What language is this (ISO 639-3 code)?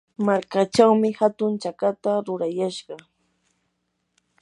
qur